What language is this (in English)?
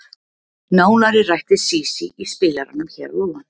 Icelandic